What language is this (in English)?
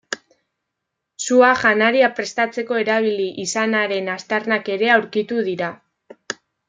Basque